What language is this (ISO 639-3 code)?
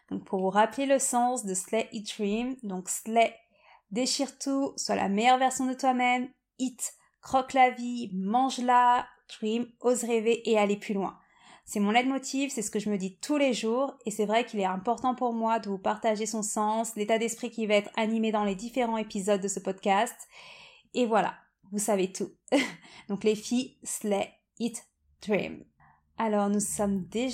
fra